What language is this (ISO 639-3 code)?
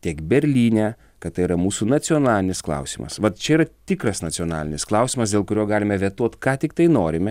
lit